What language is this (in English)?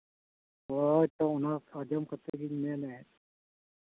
Santali